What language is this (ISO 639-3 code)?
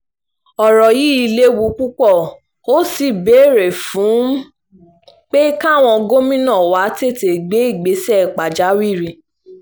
yor